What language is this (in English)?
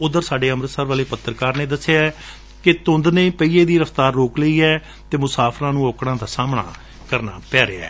Punjabi